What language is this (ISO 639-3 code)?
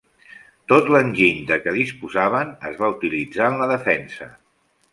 cat